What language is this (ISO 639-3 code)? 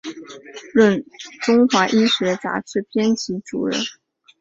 zho